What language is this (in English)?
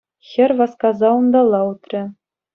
Chuvash